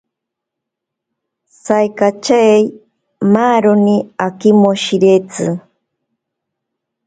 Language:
Ashéninka Perené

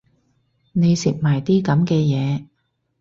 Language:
Cantonese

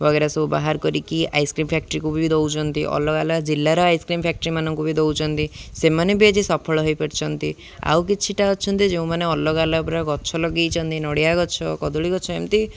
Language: Odia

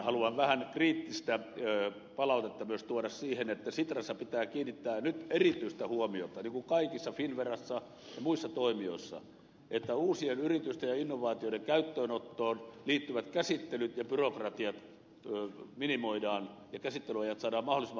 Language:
Finnish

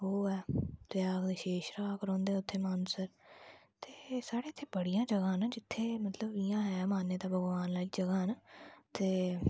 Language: Dogri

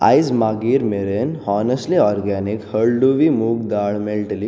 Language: Konkani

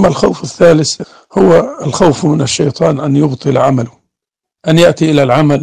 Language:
Arabic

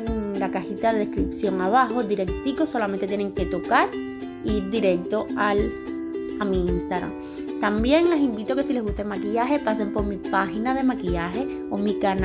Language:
Spanish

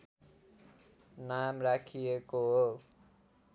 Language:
Nepali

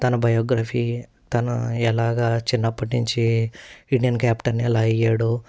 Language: Telugu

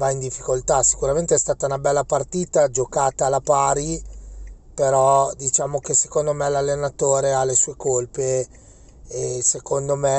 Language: Italian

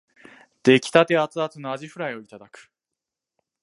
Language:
Japanese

